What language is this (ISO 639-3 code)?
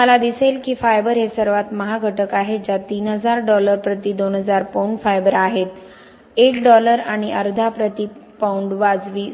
mar